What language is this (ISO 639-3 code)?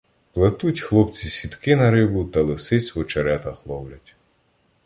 ukr